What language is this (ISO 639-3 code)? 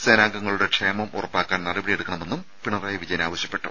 mal